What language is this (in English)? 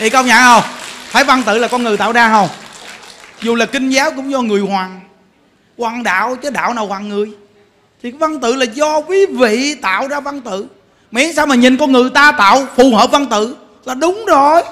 Vietnamese